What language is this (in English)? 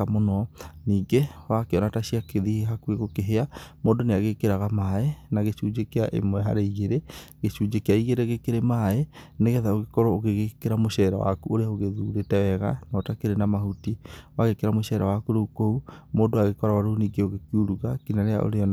Kikuyu